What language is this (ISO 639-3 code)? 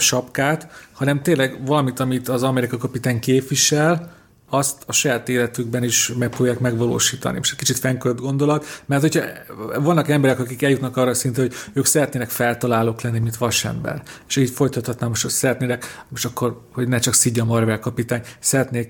hun